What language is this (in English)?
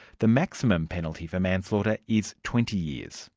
English